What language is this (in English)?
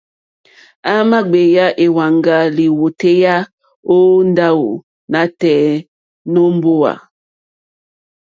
Mokpwe